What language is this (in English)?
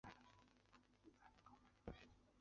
Chinese